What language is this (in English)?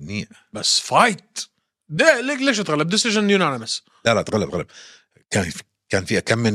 Arabic